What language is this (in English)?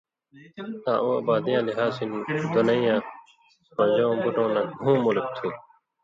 Indus Kohistani